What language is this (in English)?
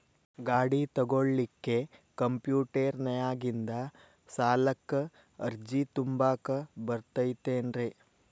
Kannada